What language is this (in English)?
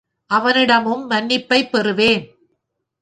Tamil